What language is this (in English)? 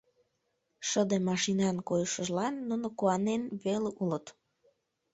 Mari